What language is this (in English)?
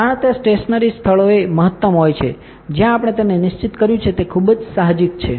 Gujarati